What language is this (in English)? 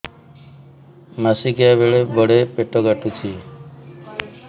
Odia